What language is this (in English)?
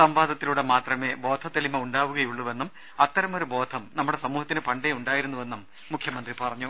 Malayalam